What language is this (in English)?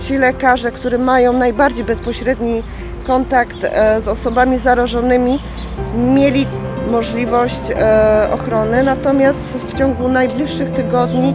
Polish